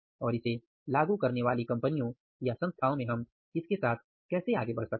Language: Hindi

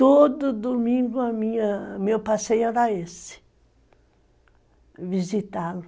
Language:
Portuguese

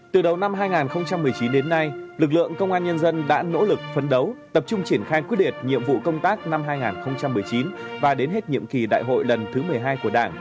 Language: Vietnamese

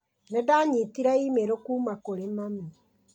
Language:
Kikuyu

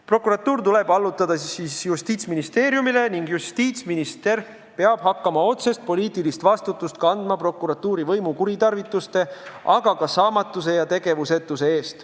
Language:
Estonian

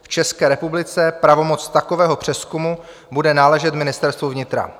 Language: Czech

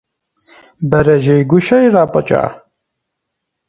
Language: Kabardian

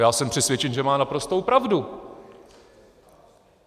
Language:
Czech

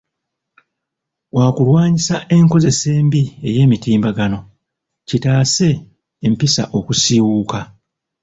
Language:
Ganda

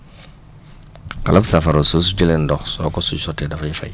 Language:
Wolof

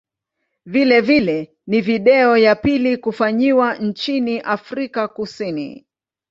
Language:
Swahili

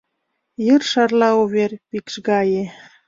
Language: Mari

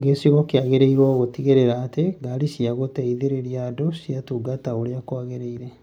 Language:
Kikuyu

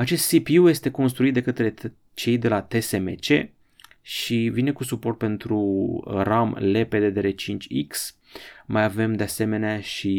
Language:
Romanian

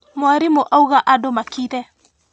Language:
Kikuyu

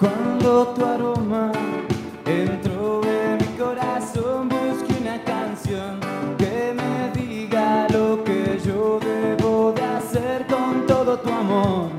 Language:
Spanish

